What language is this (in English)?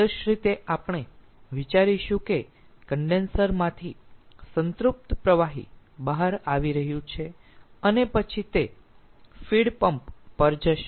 Gujarati